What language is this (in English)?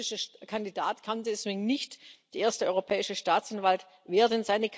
German